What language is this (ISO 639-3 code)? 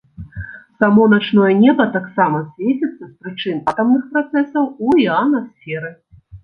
bel